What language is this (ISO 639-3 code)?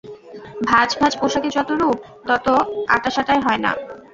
ben